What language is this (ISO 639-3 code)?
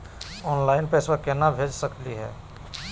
mag